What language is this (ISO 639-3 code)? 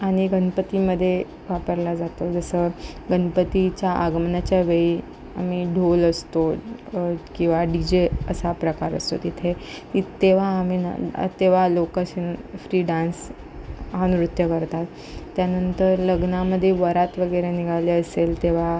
mar